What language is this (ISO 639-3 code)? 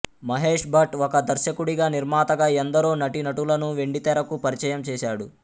tel